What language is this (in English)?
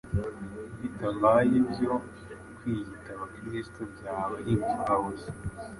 Kinyarwanda